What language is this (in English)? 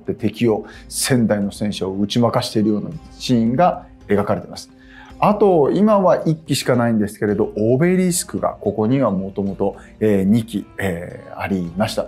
Japanese